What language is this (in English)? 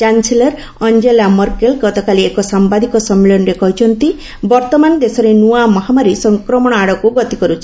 Odia